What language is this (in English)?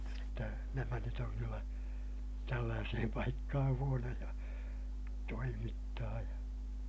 Finnish